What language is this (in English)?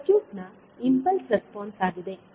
Kannada